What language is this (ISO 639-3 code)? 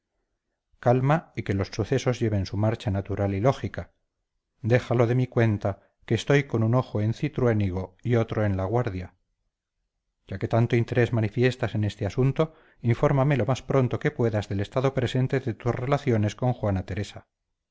spa